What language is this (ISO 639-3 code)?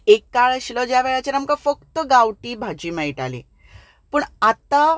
kok